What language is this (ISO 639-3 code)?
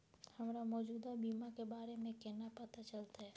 mai